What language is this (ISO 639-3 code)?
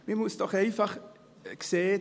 gsw